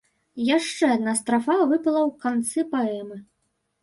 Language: Belarusian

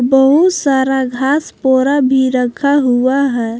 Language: Hindi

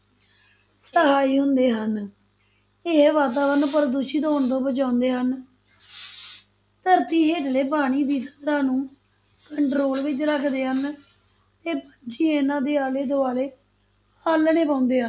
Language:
Punjabi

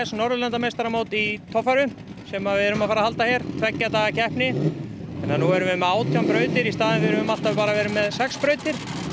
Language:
Icelandic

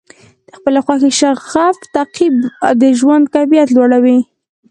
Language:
Pashto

